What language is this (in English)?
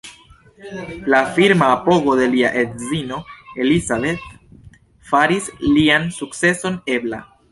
Esperanto